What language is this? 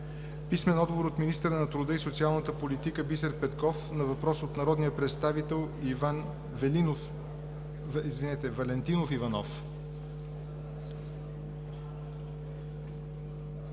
Bulgarian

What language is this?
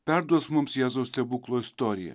Lithuanian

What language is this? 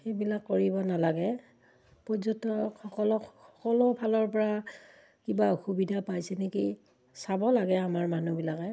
Assamese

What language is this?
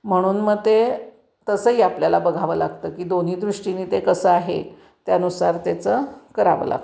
Marathi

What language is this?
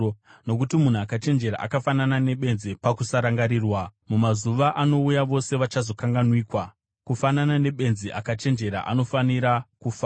Shona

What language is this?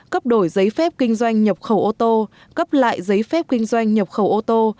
Vietnamese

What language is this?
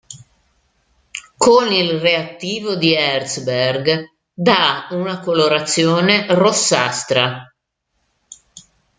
Italian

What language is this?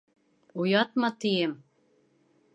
Bashkir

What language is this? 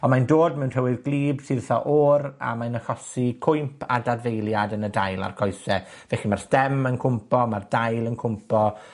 Welsh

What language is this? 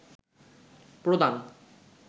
Bangla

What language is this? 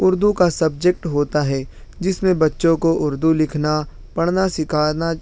Urdu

